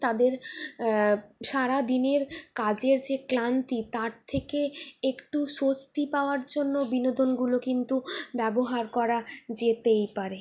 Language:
Bangla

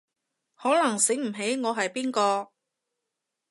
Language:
Cantonese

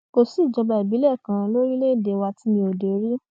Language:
Yoruba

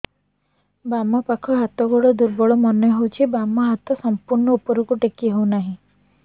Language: Odia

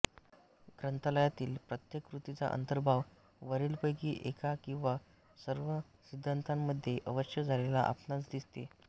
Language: Marathi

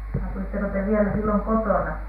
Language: Finnish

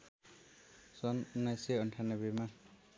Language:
Nepali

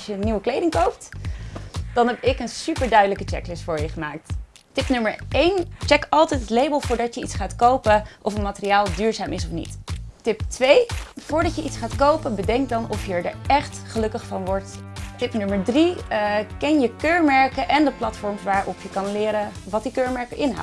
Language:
Dutch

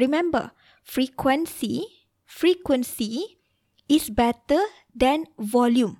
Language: Malay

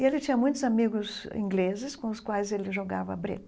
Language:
Portuguese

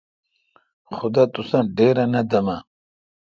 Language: Kalkoti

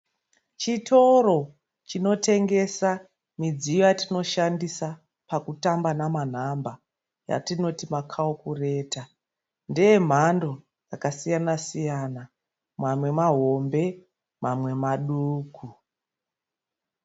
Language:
Shona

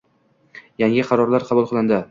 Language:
Uzbek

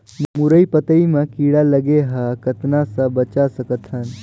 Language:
Chhattisgarhi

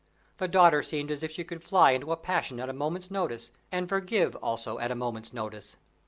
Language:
English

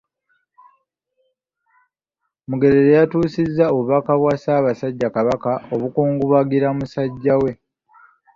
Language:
Ganda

